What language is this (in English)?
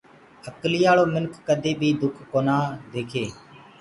Gurgula